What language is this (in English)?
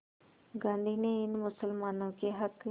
Hindi